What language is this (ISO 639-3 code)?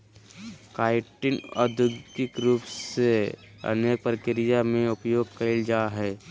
mag